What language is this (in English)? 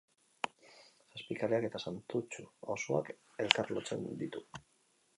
Basque